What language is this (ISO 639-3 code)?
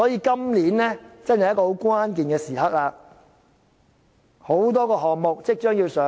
yue